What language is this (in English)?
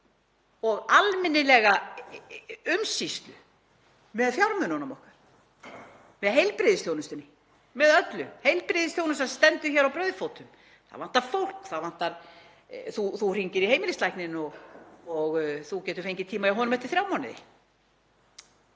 Icelandic